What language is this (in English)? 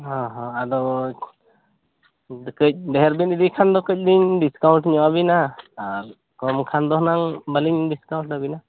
Santali